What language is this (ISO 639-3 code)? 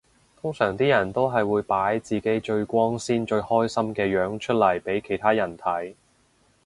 yue